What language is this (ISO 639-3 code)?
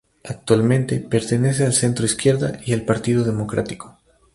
spa